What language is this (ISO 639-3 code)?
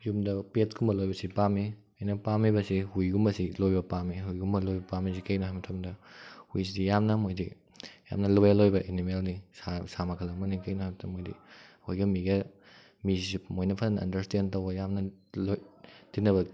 mni